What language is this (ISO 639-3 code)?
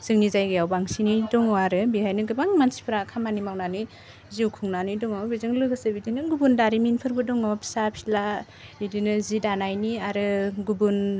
brx